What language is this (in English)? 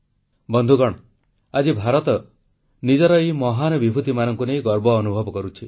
Odia